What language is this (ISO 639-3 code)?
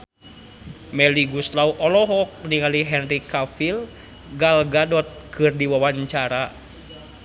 sun